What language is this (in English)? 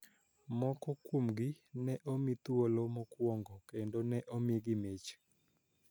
Luo (Kenya and Tanzania)